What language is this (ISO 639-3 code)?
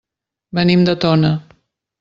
cat